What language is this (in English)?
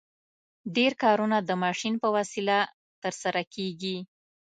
Pashto